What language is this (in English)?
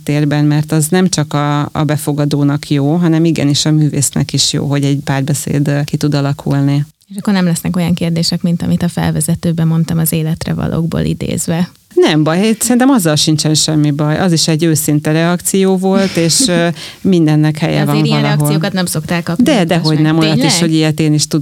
Hungarian